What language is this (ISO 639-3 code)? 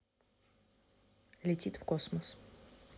rus